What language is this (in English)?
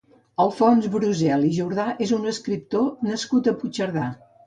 Catalan